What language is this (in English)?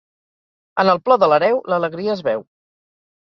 Catalan